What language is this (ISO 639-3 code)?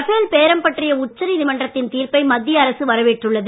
tam